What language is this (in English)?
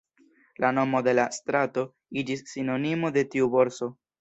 Esperanto